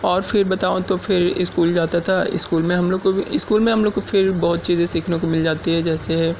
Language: Urdu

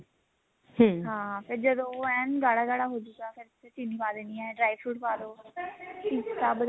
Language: Punjabi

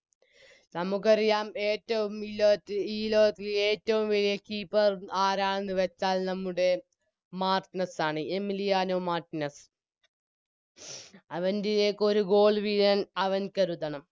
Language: Malayalam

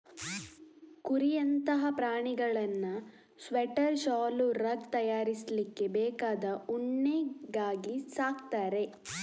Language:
Kannada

